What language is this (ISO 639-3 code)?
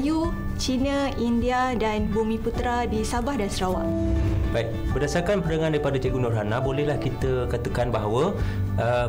msa